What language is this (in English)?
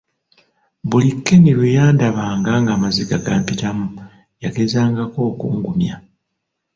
Ganda